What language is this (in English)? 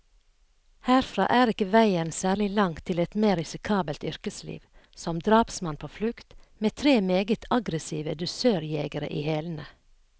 Norwegian